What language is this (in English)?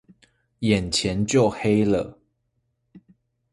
Chinese